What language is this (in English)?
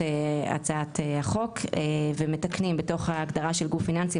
Hebrew